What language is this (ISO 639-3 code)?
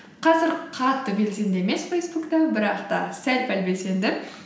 kaz